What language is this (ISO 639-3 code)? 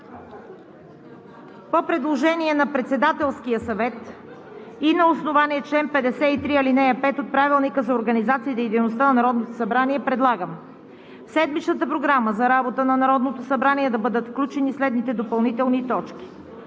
bul